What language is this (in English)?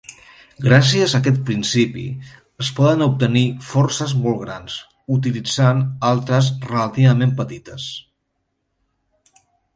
Catalan